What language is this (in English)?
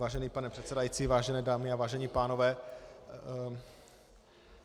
Czech